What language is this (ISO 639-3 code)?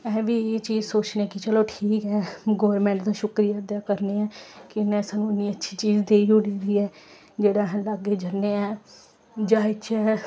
doi